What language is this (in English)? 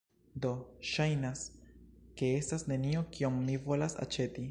Esperanto